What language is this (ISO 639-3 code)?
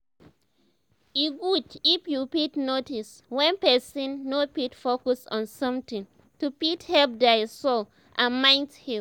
pcm